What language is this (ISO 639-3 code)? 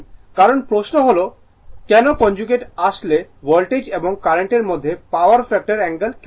ben